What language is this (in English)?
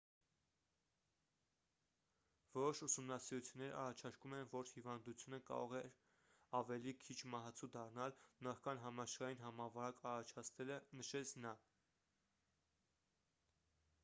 Armenian